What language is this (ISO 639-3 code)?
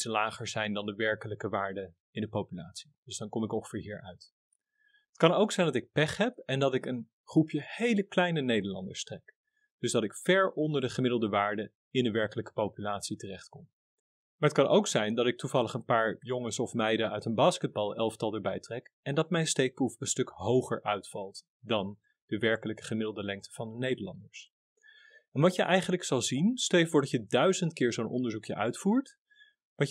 nld